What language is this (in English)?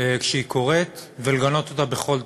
Hebrew